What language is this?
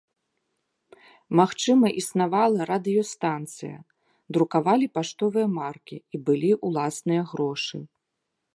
Belarusian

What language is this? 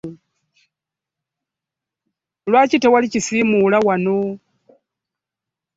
Ganda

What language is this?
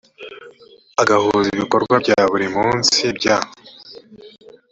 Kinyarwanda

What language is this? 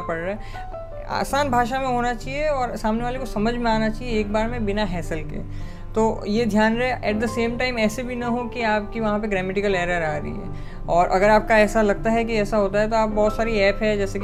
Hindi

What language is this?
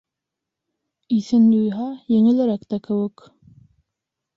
Bashkir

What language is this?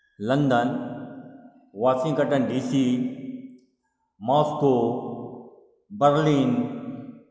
Maithili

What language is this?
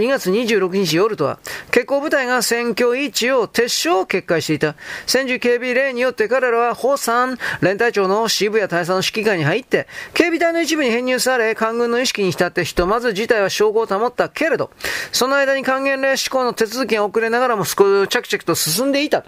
Japanese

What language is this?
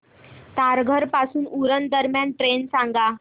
Marathi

